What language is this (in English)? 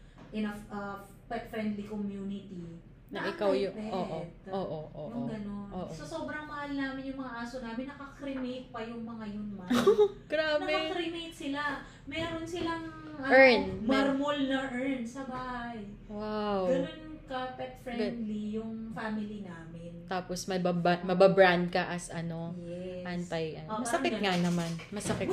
Filipino